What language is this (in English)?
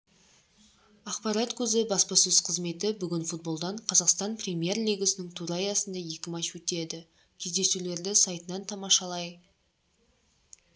Kazakh